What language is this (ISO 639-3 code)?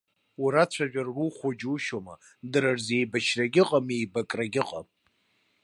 abk